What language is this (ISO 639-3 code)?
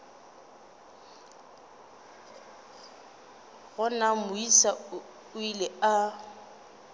nso